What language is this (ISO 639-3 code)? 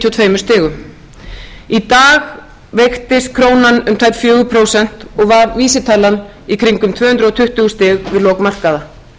isl